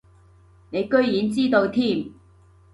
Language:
Cantonese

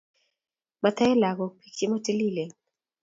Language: Kalenjin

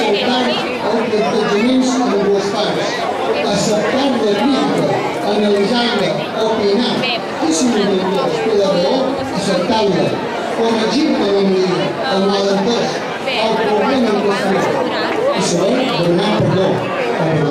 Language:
Greek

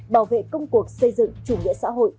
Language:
Vietnamese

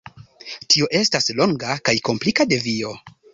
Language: Esperanto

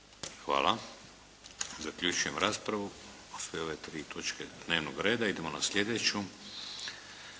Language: Croatian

